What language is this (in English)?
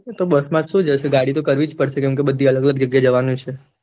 Gujarati